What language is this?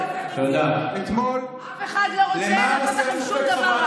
Hebrew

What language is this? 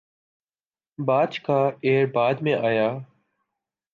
Urdu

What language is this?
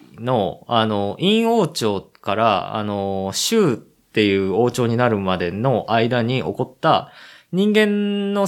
Japanese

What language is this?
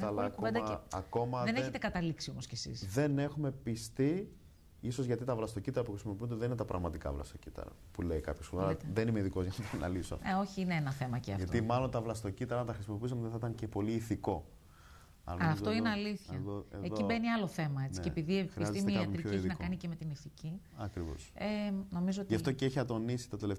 Greek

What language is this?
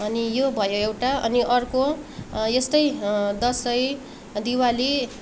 Nepali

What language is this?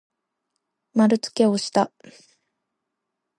Japanese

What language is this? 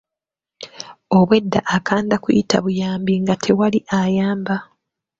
Ganda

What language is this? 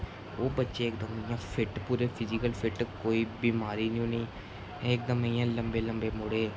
Dogri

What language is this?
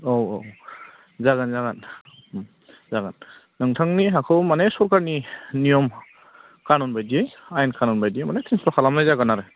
Bodo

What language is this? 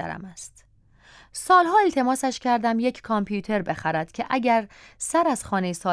Persian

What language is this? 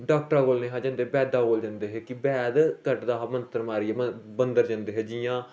Dogri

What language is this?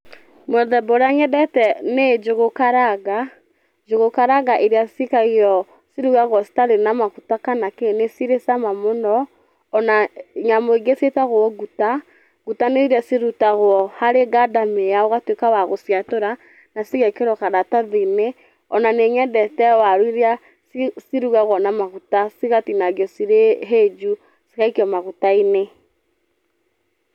Kikuyu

